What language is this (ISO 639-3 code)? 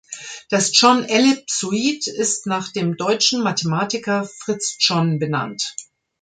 deu